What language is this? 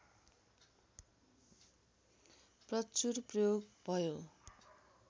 Nepali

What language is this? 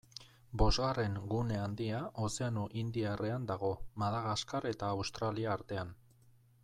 Basque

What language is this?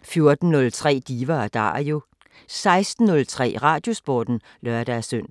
Danish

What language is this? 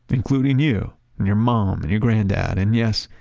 English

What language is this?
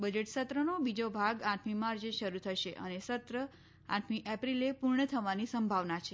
Gujarati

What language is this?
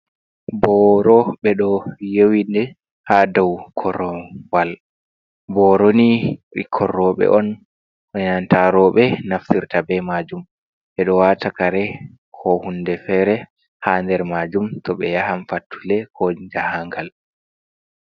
Fula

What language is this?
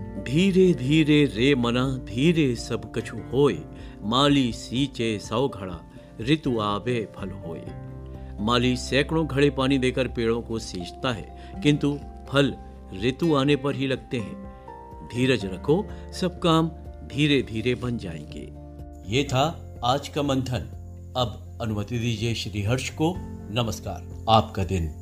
Hindi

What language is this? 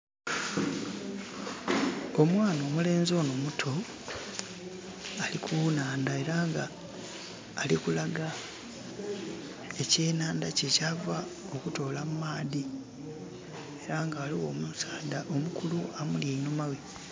Soga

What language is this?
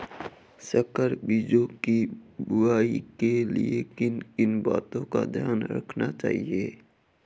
Hindi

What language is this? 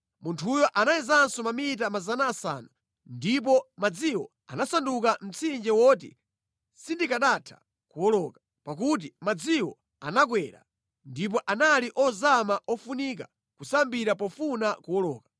Nyanja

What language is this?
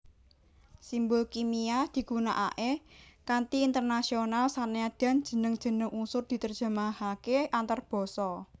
Javanese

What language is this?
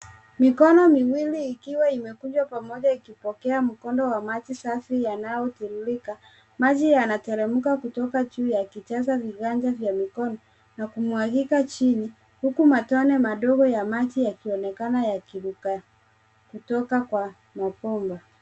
Swahili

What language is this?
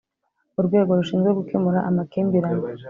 Kinyarwanda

